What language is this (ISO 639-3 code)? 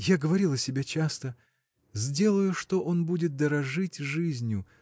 rus